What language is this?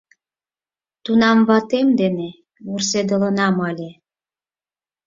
Mari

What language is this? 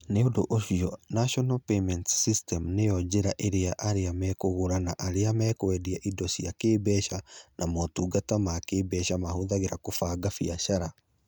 Kikuyu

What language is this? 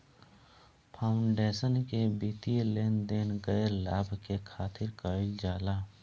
Bhojpuri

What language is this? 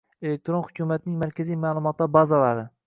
Uzbek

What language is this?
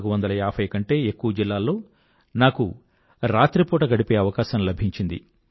Telugu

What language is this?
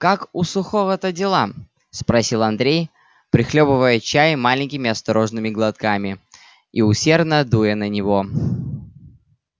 Russian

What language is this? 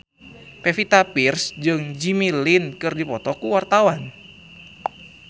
Sundanese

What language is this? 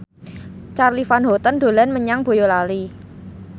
Javanese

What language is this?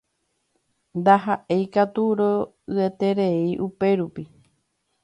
Guarani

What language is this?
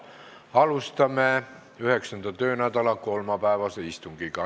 Estonian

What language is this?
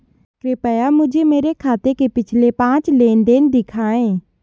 Hindi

